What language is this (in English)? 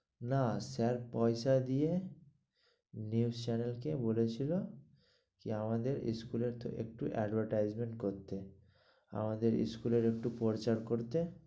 Bangla